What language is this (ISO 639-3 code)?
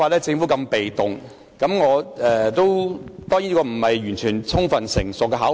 yue